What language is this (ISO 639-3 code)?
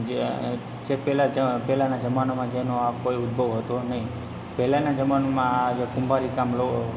guj